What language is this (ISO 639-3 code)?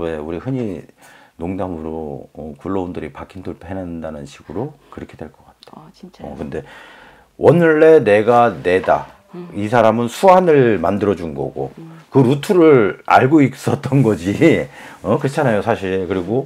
kor